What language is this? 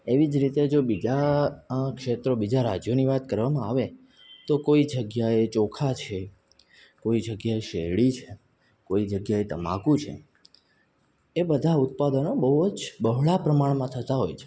Gujarati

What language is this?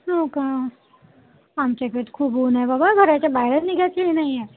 Marathi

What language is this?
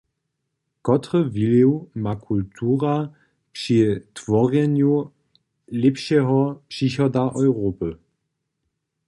Upper Sorbian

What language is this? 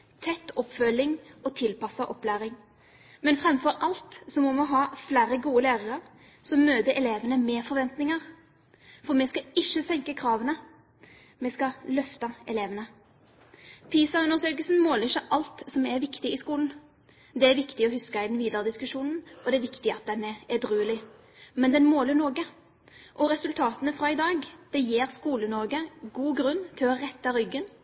Norwegian Bokmål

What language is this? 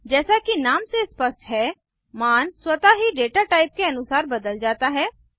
Hindi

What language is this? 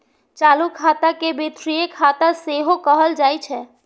Maithili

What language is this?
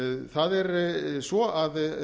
Icelandic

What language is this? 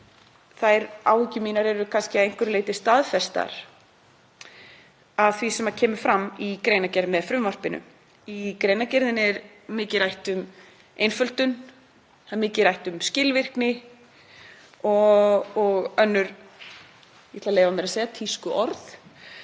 Icelandic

